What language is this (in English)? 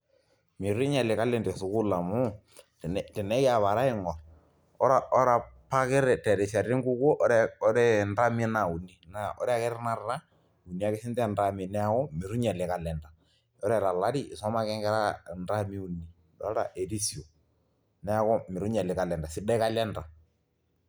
Masai